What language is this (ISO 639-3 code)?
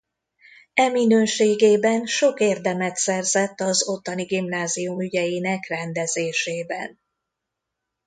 hun